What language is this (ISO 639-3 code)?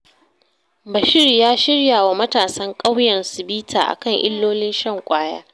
hau